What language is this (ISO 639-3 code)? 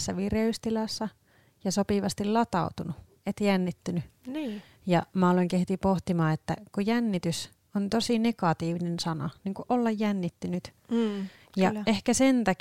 fin